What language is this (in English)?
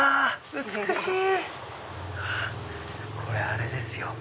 Japanese